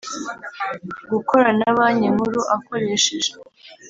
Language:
Kinyarwanda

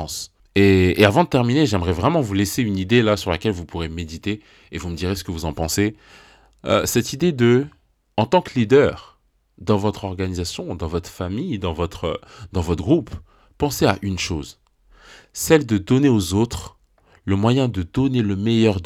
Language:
French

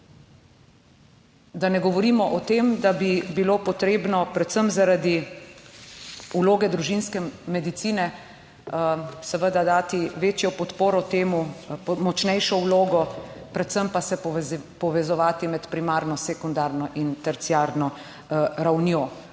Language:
Slovenian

